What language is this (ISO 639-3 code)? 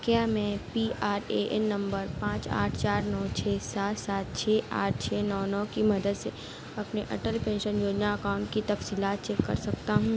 urd